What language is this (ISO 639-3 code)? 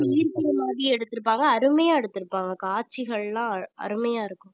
tam